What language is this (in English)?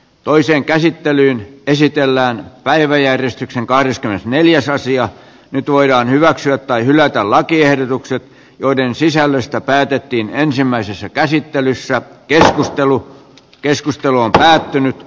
Finnish